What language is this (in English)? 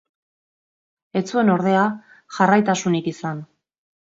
Basque